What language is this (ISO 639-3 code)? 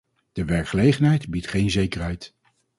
nld